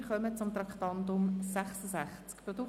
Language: Swiss German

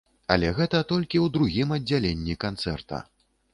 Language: Belarusian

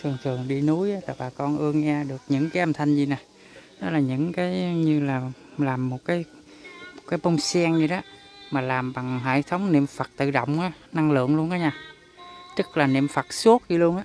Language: Vietnamese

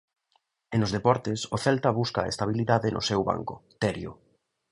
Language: Galician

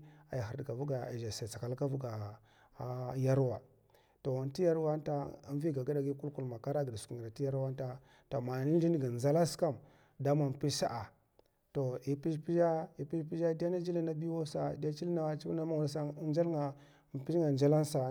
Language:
Mafa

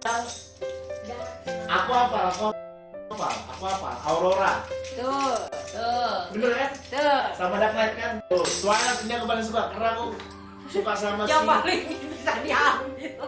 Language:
Indonesian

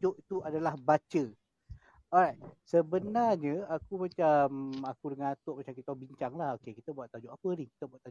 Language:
Malay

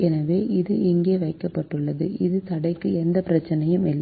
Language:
Tamil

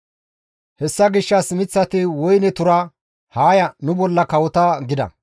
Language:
Gamo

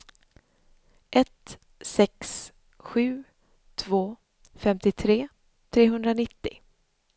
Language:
Swedish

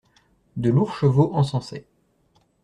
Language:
French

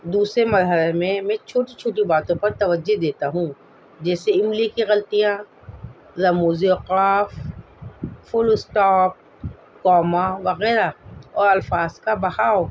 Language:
Urdu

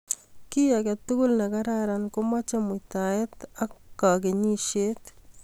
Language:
Kalenjin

